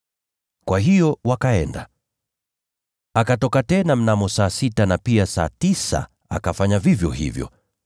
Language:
Swahili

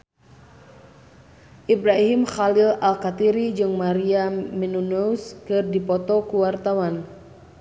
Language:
Sundanese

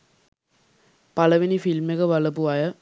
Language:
Sinhala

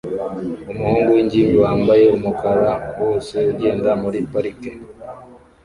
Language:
Kinyarwanda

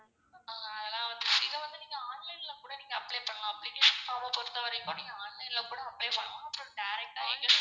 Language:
Tamil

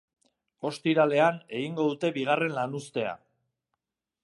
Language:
Basque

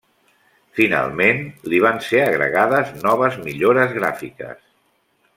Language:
Catalan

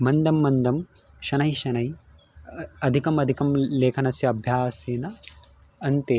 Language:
Sanskrit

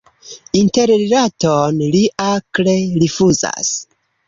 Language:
Esperanto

